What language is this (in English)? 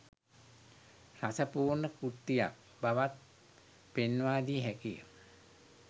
Sinhala